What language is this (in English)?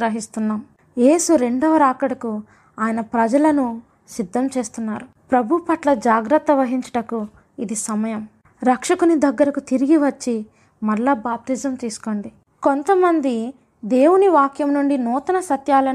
Telugu